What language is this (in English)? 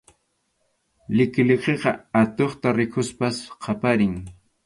Arequipa-La Unión Quechua